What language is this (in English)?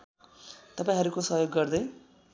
Nepali